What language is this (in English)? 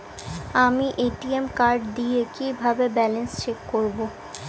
Bangla